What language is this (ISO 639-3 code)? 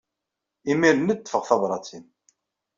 kab